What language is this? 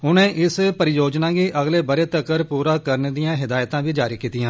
Dogri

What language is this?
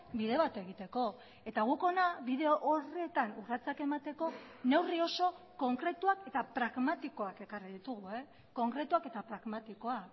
Basque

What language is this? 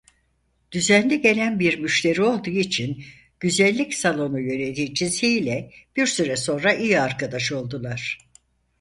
Turkish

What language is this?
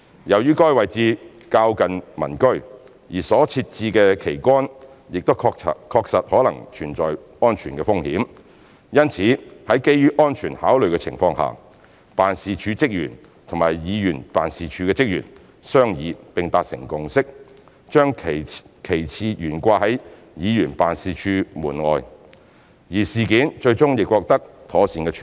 Cantonese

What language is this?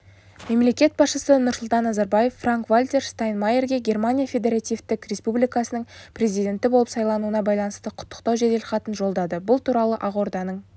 Kazakh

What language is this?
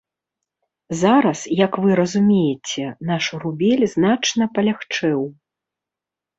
Belarusian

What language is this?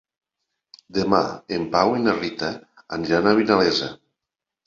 Catalan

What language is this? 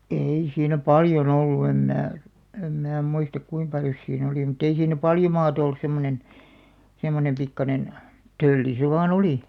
Finnish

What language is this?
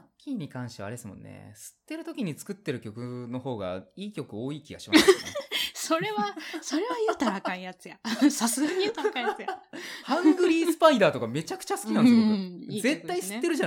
Japanese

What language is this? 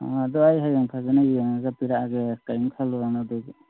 Manipuri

